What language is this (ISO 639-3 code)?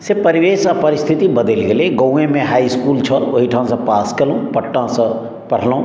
mai